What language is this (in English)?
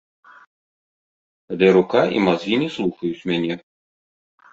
Belarusian